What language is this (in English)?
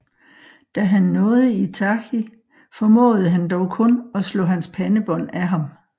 Danish